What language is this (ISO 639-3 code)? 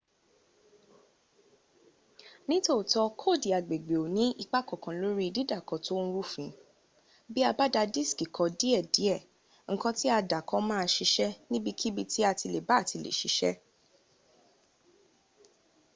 yor